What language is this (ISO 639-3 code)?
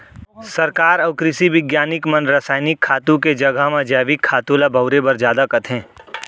hne